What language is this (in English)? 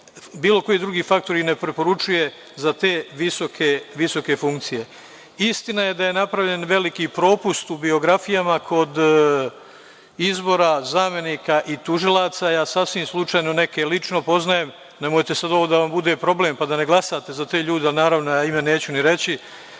Serbian